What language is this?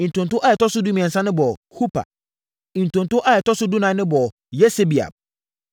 Akan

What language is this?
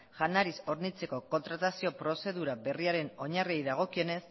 Basque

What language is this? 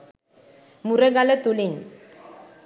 Sinhala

